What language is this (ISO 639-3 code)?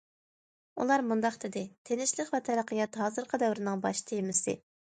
uig